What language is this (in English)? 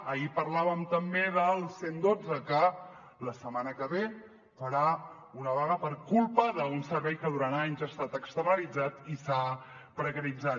Catalan